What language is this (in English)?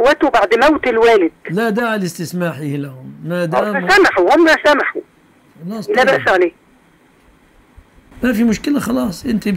Arabic